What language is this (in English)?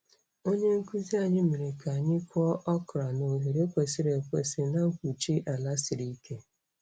Igbo